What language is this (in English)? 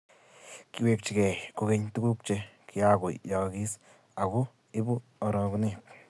Kalenjin